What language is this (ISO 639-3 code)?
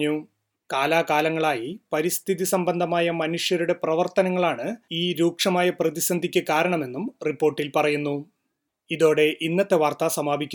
mal